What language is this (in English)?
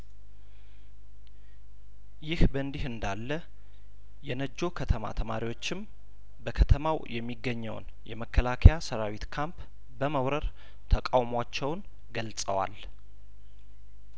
Amharic